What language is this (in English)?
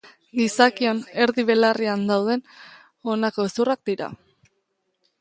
Basque